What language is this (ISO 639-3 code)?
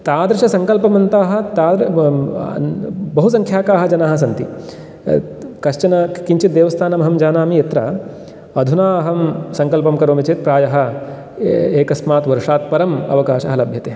san